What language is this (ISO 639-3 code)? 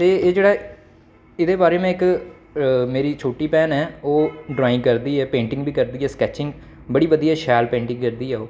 doi